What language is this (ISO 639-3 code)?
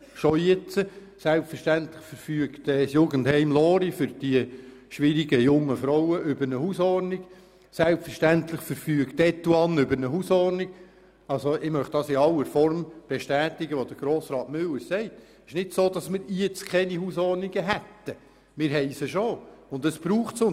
gsw